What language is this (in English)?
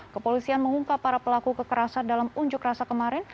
Indonesian